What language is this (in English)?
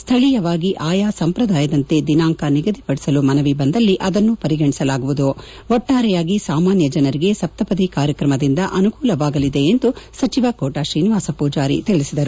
Kannada